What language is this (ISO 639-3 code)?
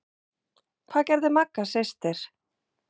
isl